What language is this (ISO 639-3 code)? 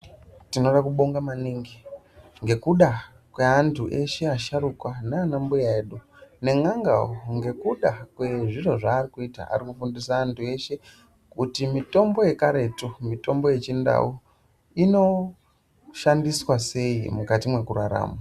ndc